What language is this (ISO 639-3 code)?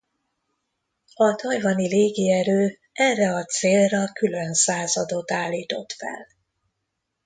hun